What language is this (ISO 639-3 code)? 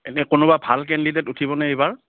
asm